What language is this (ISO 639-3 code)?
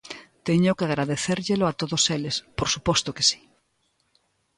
glg